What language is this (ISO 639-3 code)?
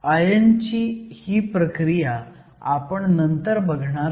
mar